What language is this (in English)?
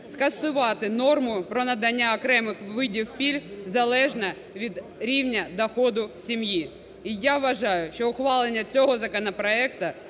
Ukrainian